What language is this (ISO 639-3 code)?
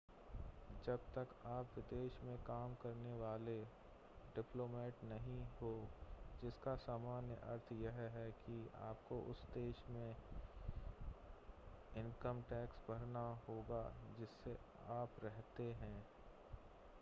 hin